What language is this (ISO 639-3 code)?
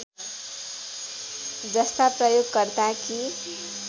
nep